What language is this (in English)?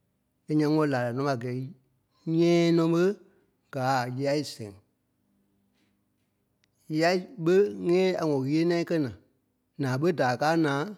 Kpelle